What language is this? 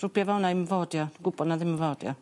Welsh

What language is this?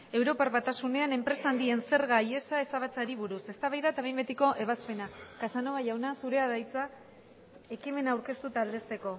Basque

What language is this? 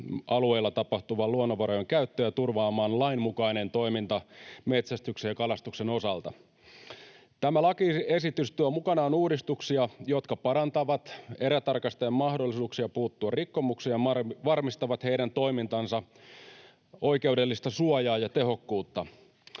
Finnish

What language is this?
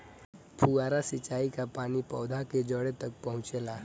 Bhojpuri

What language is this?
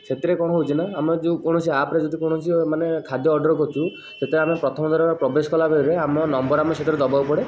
Odia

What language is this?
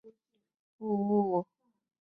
Chinese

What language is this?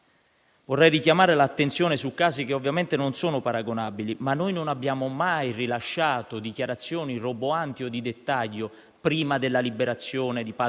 Italian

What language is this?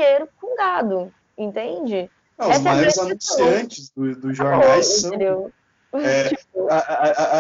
Portuguese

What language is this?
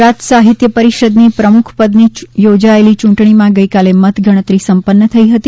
Gujarati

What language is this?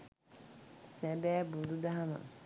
Sinhala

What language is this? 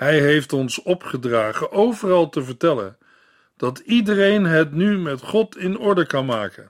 Dutch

